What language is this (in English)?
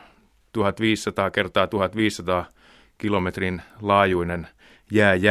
Finnish